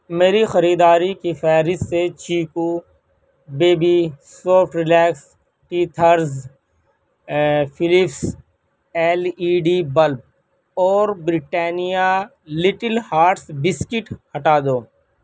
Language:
Urdu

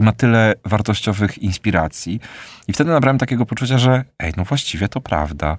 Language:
Polish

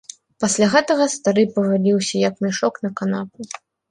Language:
Belarusian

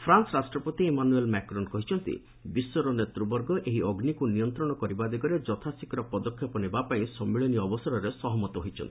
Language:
Odia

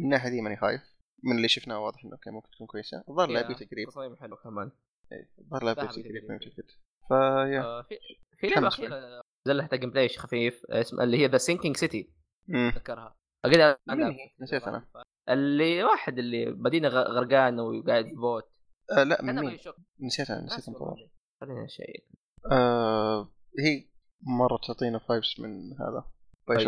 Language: Arabic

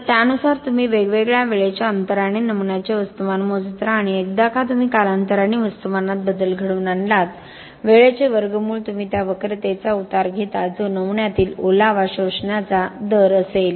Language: Marathi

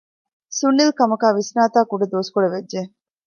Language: Divehi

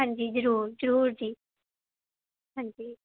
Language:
Punjabi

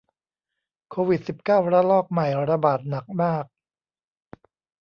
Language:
Thai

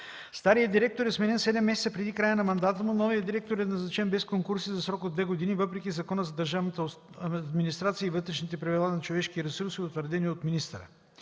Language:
Bulgarian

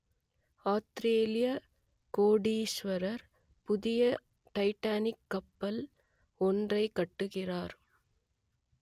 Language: Tamil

